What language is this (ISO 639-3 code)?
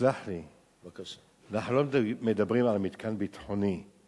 heb